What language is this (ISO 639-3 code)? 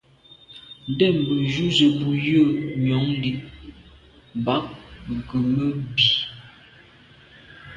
byv